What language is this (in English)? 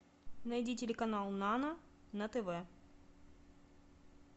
Russian